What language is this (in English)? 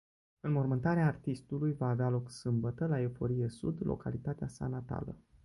Romanian